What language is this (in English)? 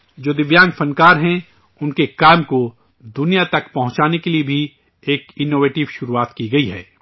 Urdu